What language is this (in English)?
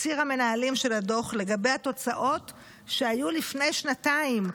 Hebrew